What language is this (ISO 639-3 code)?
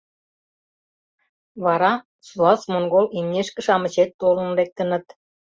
chm